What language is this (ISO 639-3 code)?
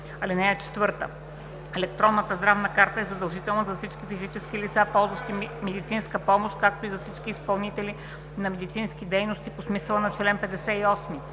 bul